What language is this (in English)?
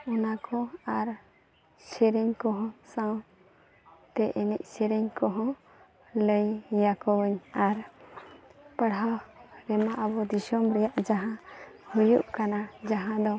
Santali